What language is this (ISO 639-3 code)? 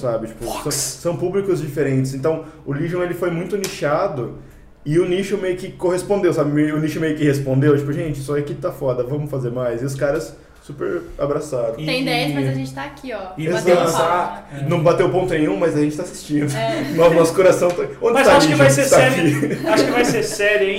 por